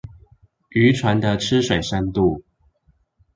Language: Chinese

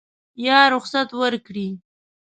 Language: Pashto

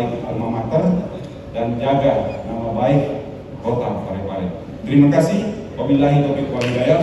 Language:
Indonesian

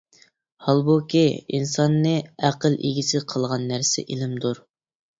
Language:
Uyghur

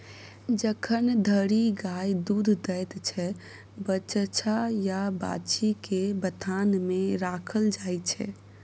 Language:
Maithili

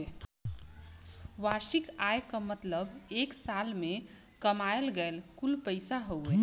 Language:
Bhojpuri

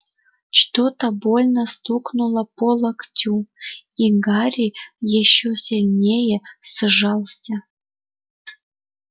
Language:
Russian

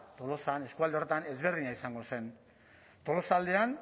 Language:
Basque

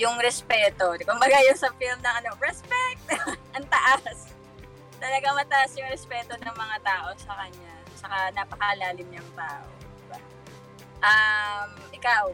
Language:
Filipino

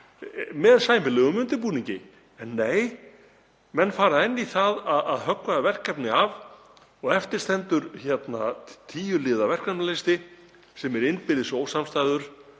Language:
Icelandic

